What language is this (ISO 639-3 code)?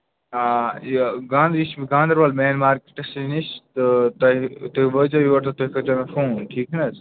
kas